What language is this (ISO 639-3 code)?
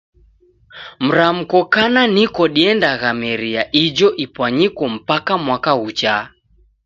dav